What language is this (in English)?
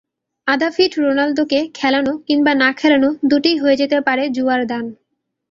Bangla